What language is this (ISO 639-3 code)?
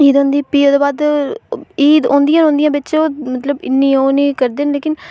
doi